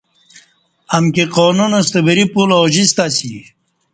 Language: Kati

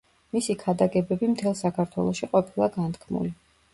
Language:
Georgian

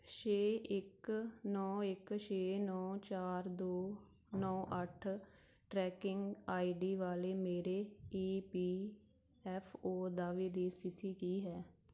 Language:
Punjabi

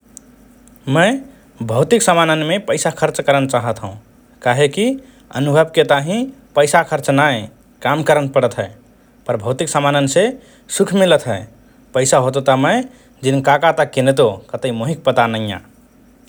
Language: Rana Tharu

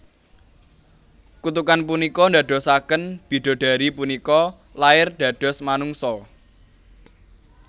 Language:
Javanese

